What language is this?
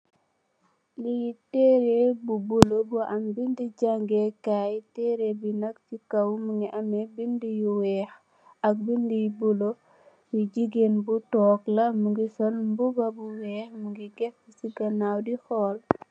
Wolof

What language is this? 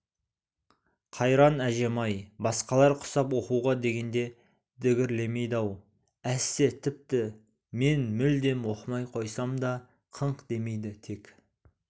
Kazakh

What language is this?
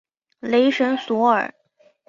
Chinese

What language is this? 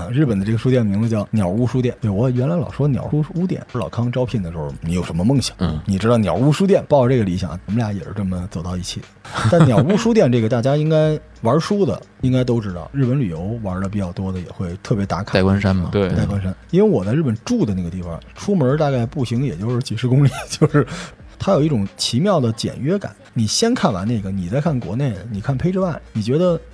Chinese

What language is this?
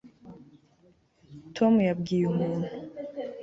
Kinyarwanda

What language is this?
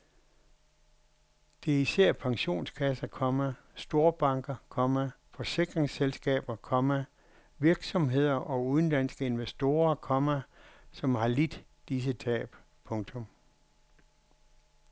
Danish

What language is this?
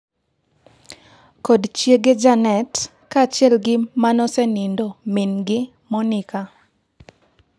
Luo (Kenya and Tanzania)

